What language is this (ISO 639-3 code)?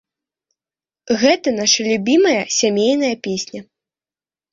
bel